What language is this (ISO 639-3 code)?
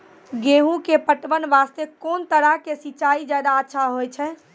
mai